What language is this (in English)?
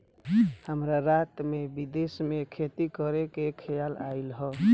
Bhojpuri